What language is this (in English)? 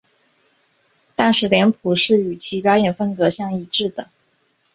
Chinese